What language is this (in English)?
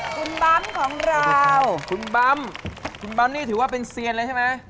Thai